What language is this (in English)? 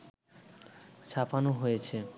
Bangla